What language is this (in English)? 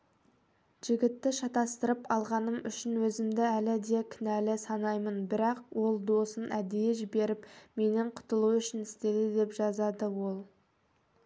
Kazakh